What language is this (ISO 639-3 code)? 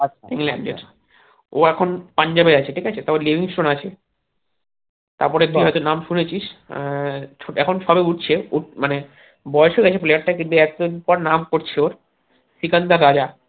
ben